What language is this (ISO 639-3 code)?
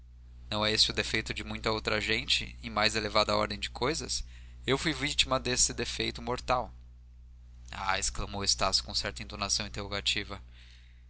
por